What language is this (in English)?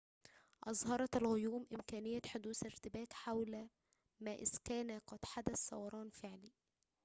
Arabic